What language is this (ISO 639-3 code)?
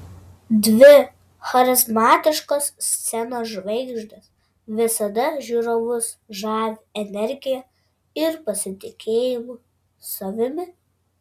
lit